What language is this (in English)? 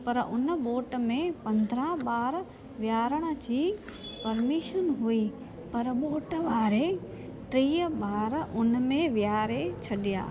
Sindhi